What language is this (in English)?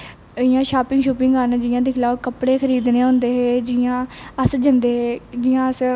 Dogri